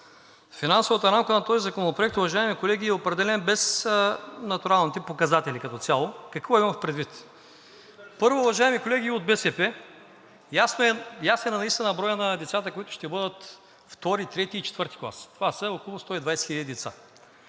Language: Bulgarian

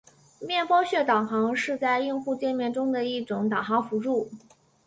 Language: Chinese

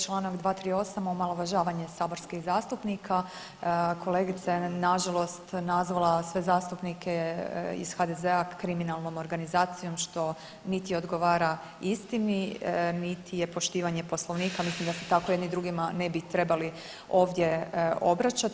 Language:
Croatian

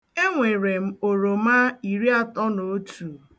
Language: Igbo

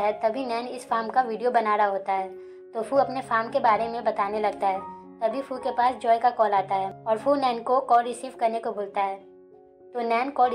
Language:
Hindi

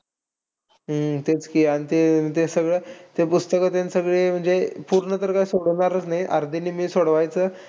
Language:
Marathi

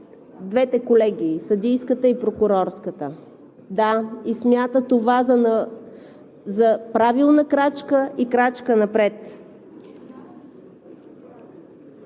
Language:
Bulgarian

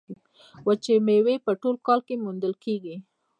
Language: Pashto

